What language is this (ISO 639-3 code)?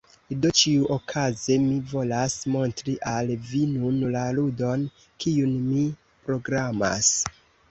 epo